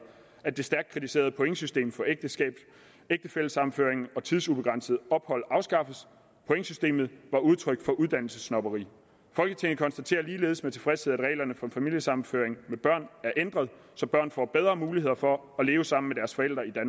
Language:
Danish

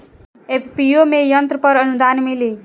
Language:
Bhojpuri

